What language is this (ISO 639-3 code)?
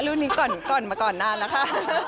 tha